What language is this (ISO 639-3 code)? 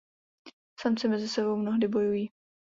ces